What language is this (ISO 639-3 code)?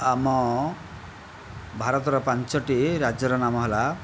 ori